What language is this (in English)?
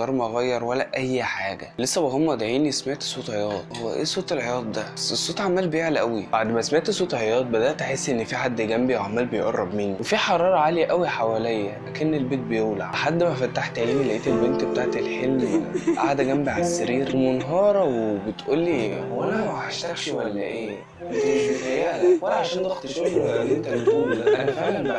Arabic